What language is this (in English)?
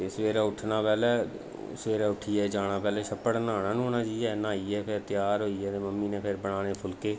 Dogri